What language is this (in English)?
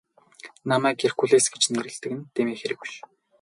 Mongolian